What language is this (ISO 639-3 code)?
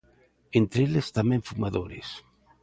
glg